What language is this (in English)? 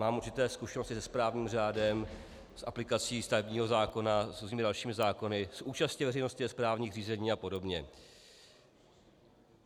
Czech